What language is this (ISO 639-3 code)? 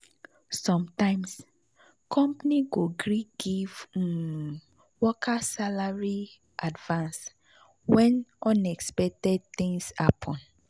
pcm